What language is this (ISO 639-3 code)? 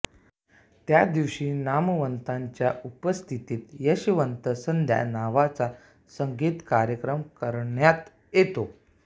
mar